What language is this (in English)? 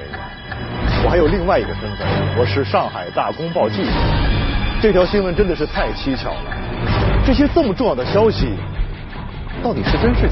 Chinese